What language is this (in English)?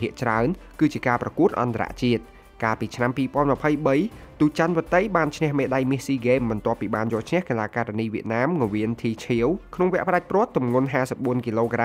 Thai